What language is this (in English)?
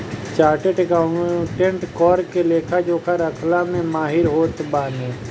Bhojpuri